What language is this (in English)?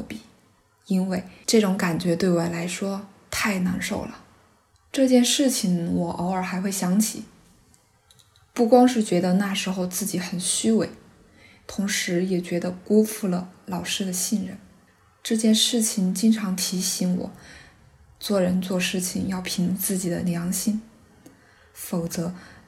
Chinese